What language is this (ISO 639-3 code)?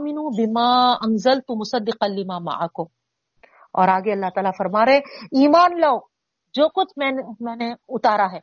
urd